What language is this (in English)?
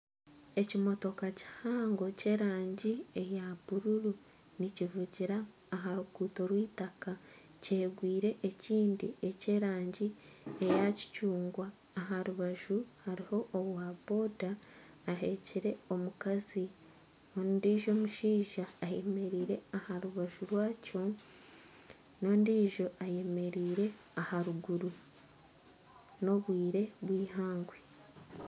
Nyankole